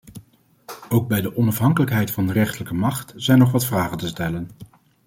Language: Dutch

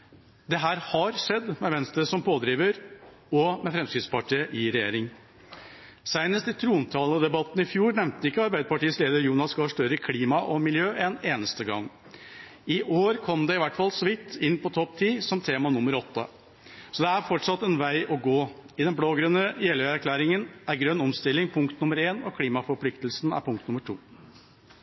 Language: Norwegian Bokmål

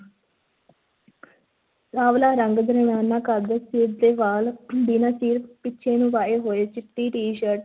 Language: Punjabi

